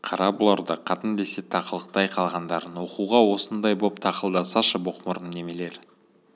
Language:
Kazakh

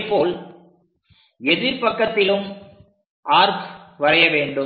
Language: Tamil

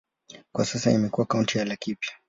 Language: Swahili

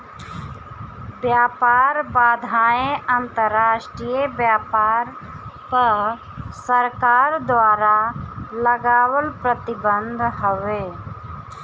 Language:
Bhojpuri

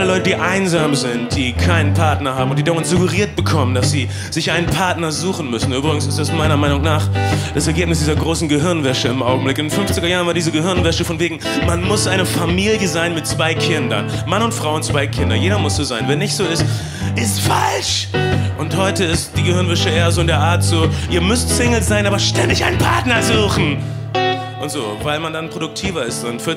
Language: German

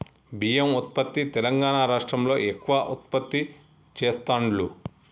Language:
Telugu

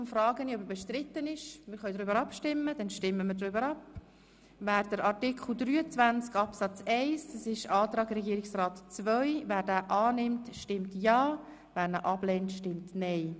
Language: Swiss German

